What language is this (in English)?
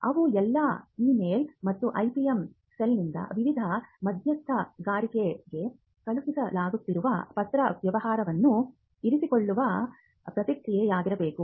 Kannada